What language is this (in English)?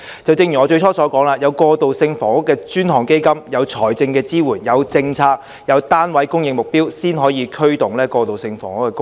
Cantonese